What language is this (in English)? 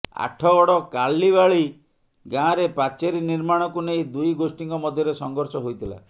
Odia